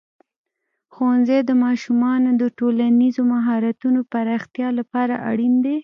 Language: Pashto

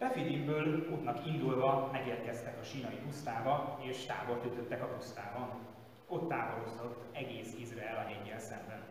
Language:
Hungarian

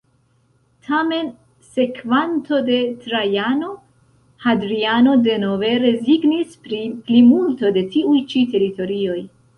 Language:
Esperanto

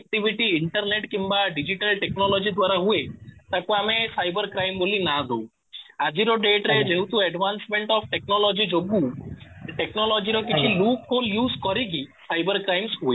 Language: Odia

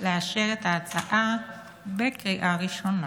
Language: Hebrew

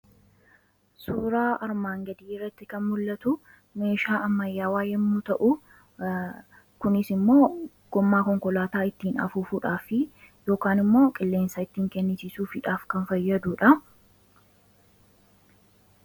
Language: Oromo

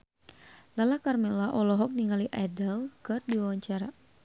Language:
Sundanese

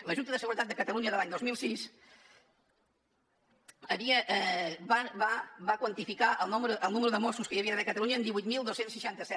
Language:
Catalan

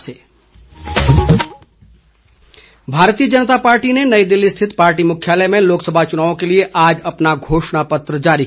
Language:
Hindi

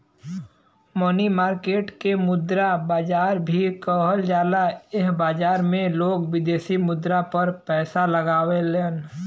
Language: Bhojpuri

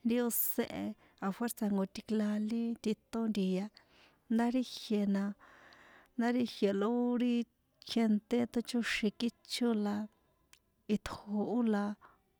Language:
San Juan Atzingo Popoloca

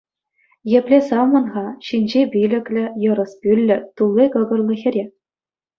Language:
Chuvash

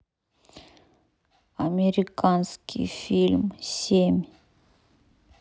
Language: Russian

